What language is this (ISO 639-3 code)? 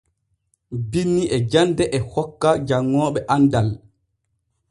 fue